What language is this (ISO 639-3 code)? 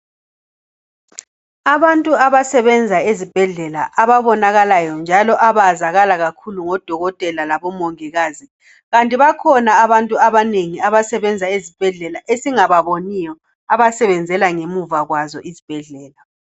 nde